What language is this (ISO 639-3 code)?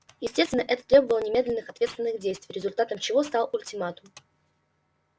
rus